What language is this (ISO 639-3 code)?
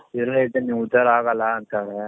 kan